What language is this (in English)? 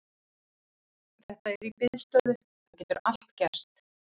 Icelandic